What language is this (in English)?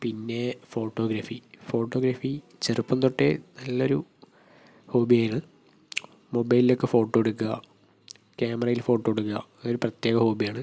Malayalam